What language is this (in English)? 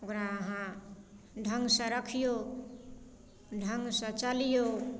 Maithili